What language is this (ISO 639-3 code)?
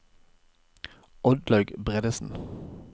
nor